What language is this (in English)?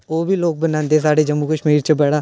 Dogri